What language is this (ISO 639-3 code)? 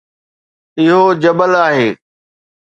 snd